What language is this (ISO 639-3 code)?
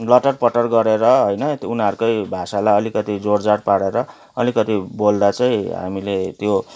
nep